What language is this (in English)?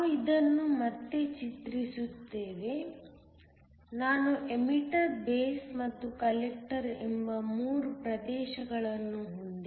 Kannada